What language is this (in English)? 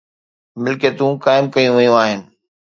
Sindhi